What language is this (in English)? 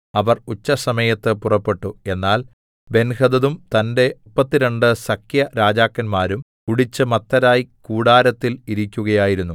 Malayalam